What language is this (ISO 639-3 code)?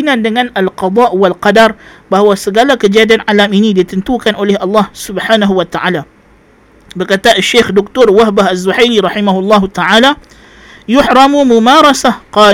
msa